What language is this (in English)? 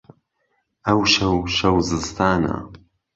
Central Kurdish